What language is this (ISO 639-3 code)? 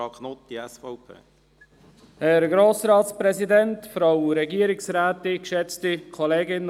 gsw